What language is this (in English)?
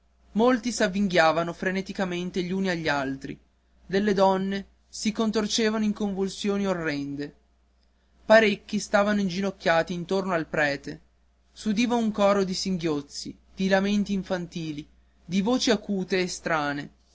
Italian